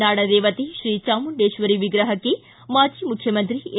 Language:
Kannada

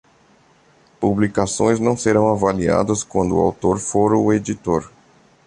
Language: Portuguese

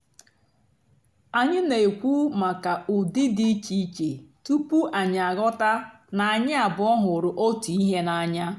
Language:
Igbo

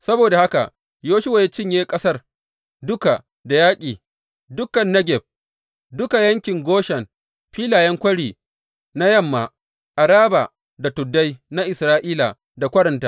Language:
Hausa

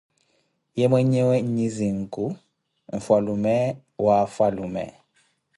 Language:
Koti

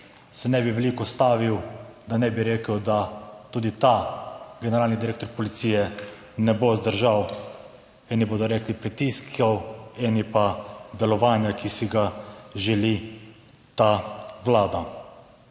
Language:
Slovenian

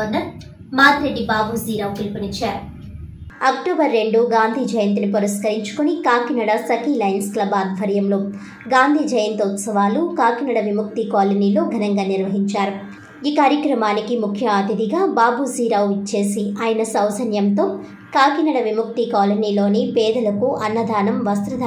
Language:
Telugu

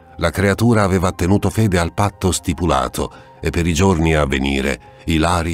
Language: Italian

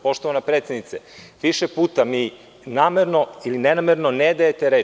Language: Serbian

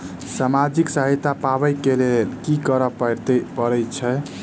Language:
Maithili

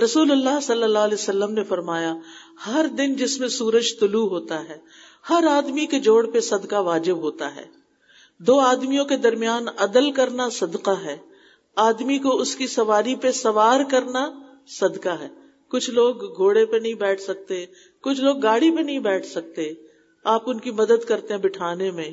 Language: Urdu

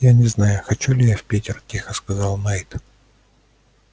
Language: Russian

